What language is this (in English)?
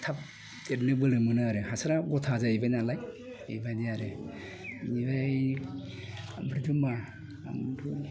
Bodo